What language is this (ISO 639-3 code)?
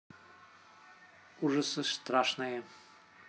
rus